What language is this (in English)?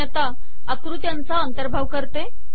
Marathi